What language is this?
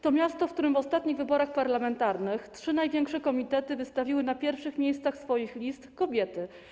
Polish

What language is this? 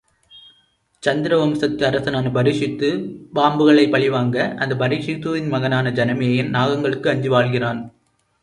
Tamil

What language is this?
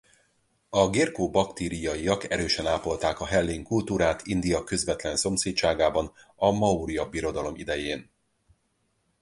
Hungarian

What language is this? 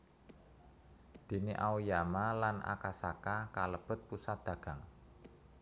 Javanese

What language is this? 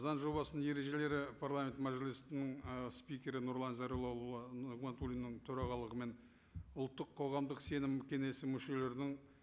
Kazakh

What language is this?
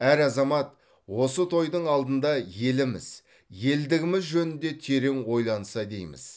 Kazakh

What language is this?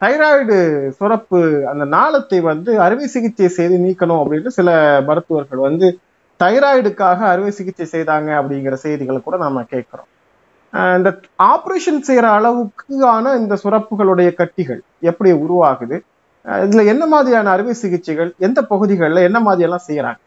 Tamil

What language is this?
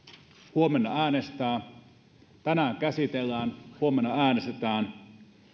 Finnish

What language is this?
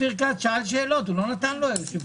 Hebrew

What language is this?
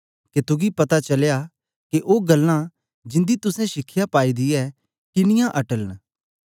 Dogri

